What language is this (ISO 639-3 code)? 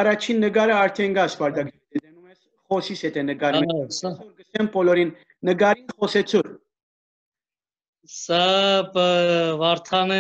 tur